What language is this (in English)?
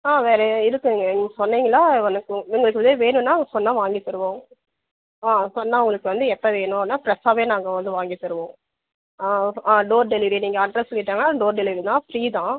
Tamil